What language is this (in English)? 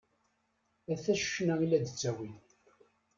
Kabyle